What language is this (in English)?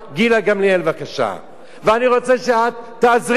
Hebrew